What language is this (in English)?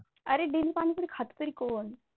Marathi